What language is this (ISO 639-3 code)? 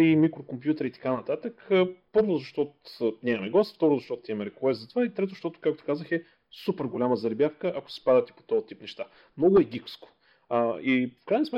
bul